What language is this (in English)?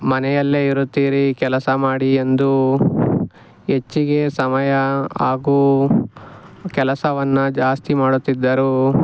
Kannada